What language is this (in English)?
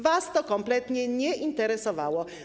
Polish